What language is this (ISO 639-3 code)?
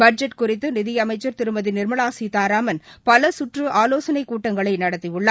tam